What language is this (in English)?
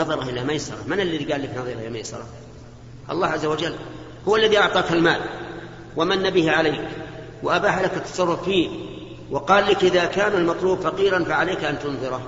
Arabic